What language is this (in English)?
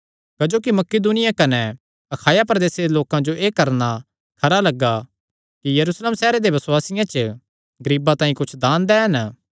Kangri